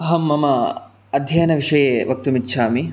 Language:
Sanskrit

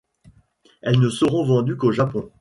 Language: French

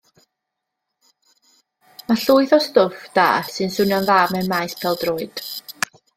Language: Welsh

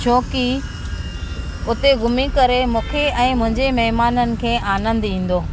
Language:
Sindhi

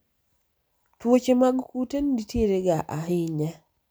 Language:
Luo (Kenya and Tanzania)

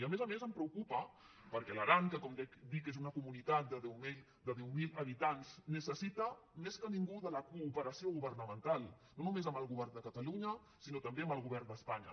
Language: Catalan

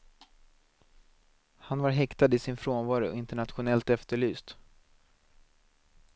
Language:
Swedish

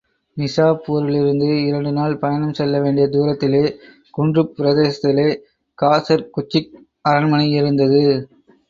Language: Tamil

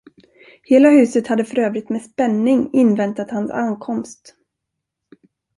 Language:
Swedish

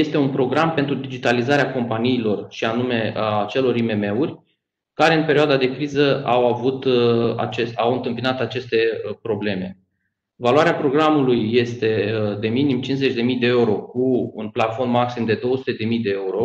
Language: Romanian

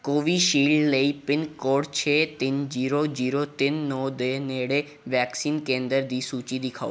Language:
Punjabi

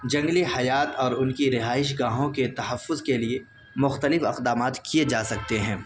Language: Urdu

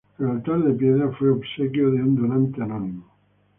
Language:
Spanish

